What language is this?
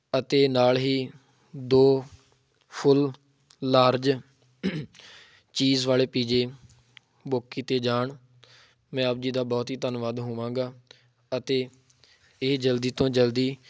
Punjabi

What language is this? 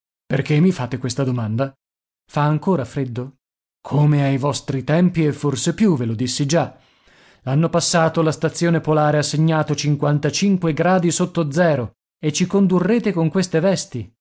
Italian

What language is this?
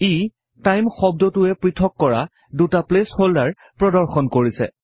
Assamese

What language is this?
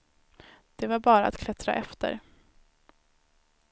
Swedish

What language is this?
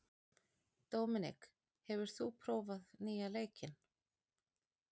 Icelandic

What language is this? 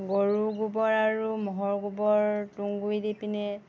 Assamese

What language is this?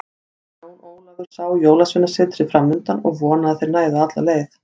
Icelandic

